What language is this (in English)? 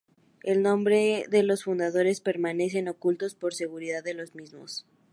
Spanish